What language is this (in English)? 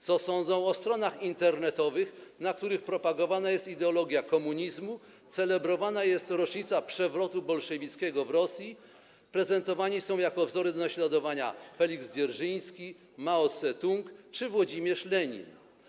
Polish